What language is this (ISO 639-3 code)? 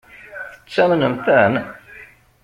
kab